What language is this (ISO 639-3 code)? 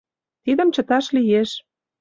chm